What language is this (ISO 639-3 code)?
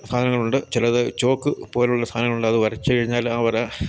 mal